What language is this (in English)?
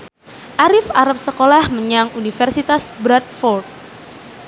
Javanese